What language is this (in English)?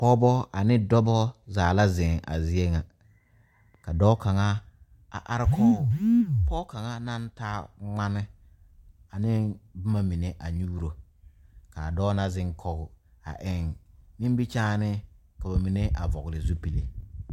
Southern Dagaare